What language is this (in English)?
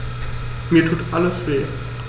German